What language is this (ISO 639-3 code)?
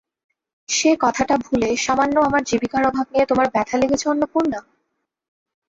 ben